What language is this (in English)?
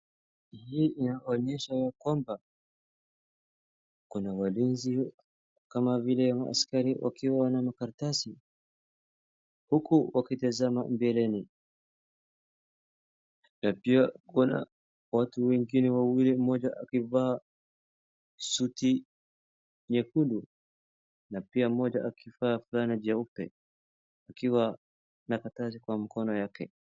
Swahili